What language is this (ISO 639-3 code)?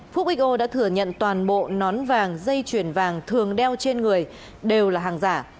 vie